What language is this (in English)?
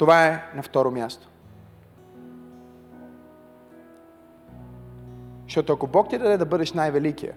Bulgarian